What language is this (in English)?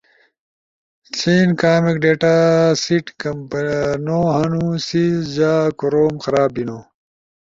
Ushojo